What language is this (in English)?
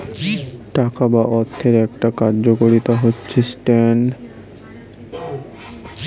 Bangla